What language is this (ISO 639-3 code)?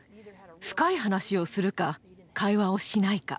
jpn